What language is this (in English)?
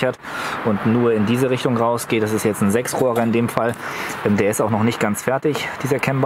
German